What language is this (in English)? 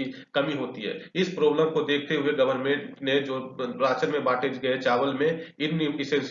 Hindi